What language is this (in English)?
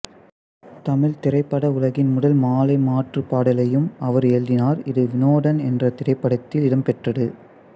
Tamil